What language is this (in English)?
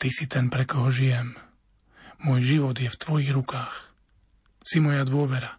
Slovak